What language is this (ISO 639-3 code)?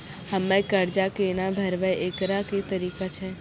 mai